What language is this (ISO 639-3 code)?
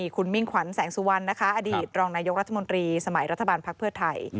tha